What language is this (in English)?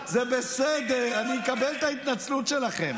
Hebrew